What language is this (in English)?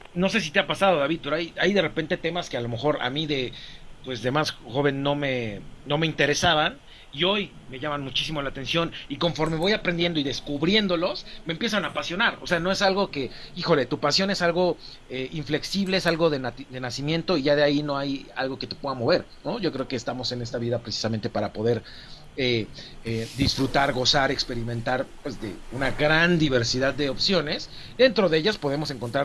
Spanish